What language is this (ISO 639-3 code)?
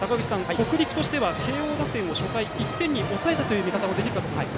jpn